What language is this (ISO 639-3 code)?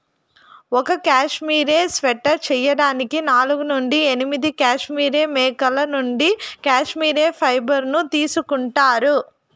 tel